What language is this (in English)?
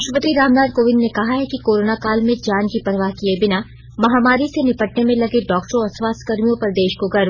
Hindi